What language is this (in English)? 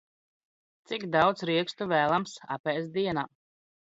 Latvian